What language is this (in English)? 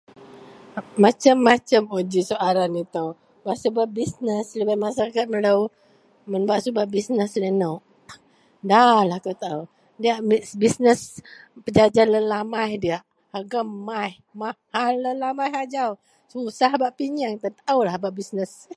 Central Melanau